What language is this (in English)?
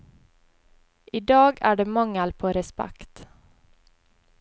Norwegian